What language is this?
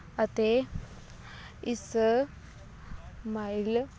Punjabi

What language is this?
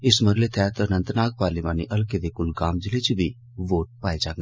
Dogri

